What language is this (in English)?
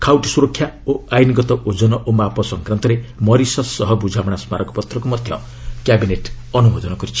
Odia